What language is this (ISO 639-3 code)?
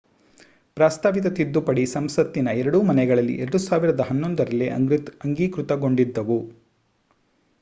kan